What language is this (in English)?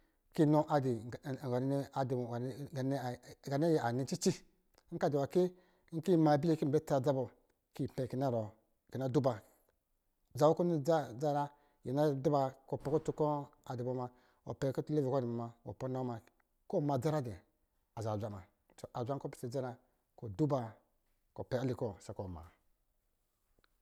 Lijili